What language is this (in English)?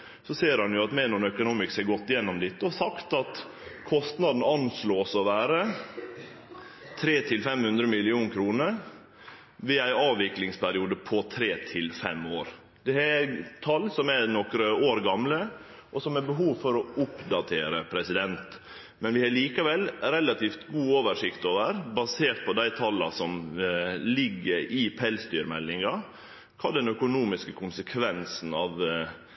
Norwegian Nynorsk